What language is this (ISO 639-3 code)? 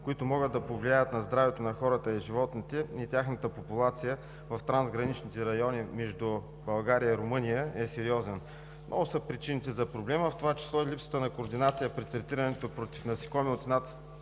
bul